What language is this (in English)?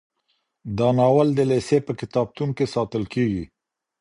Pashto